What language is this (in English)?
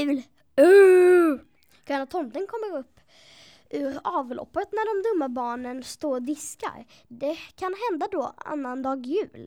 Swedish